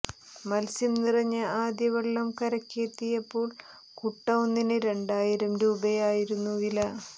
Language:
Malayalam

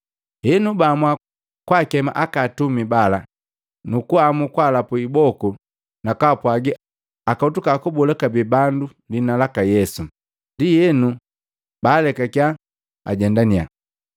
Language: Matengo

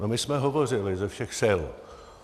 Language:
Czech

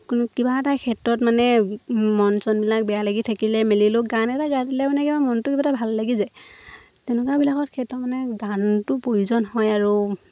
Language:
Assamese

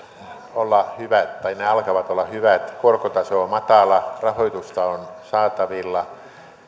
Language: Finnish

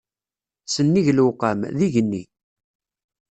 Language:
Kabyle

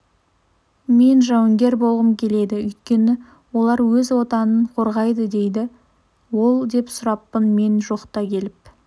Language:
Kazakh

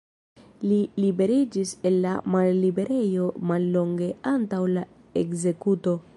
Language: Esperanto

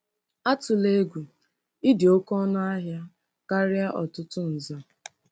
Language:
Igbo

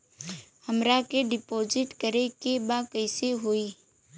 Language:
Bhojpuri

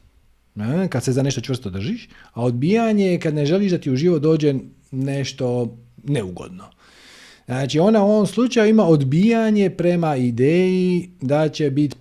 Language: Croatian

